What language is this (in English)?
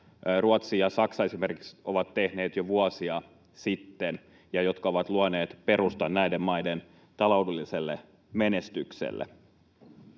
Finnish